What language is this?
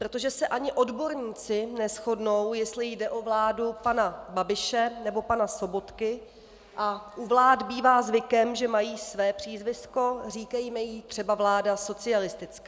Czech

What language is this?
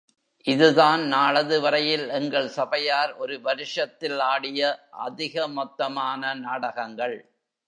Tamil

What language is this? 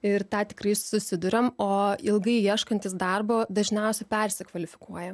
Lithuanian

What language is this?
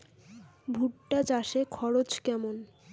Bangla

